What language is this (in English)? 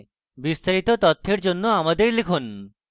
Bangla